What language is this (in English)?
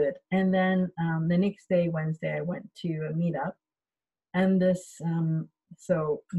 English